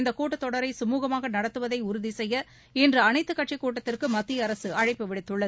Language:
Tamil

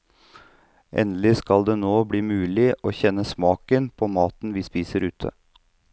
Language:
Norwegian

